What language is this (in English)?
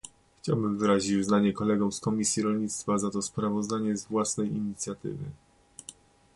Polish